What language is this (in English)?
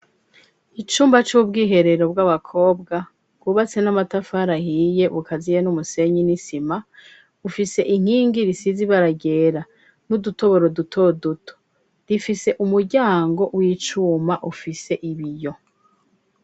Rundi